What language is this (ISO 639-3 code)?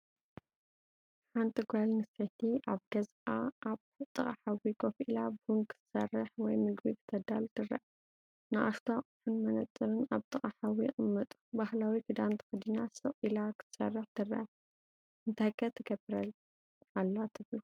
tir